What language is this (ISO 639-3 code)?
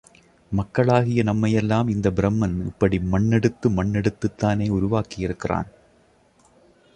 tam